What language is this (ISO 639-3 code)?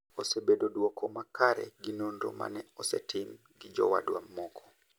luo